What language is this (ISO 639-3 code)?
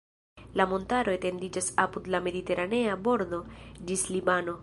epo